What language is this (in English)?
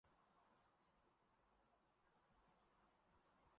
Chinese